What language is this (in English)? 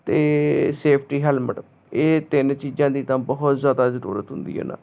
Punjabi